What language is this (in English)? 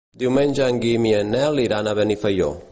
Catalan